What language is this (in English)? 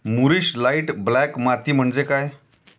Marathi